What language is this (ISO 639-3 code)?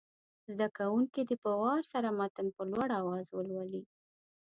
pus